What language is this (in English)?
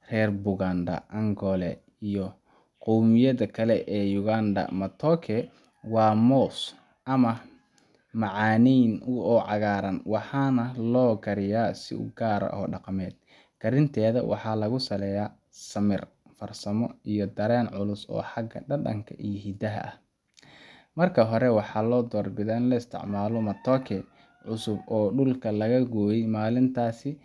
Somali